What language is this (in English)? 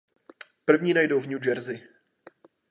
Czech